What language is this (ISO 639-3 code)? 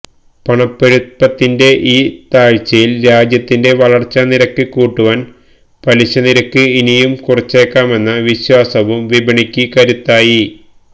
mal